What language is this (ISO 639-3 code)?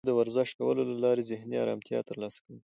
pus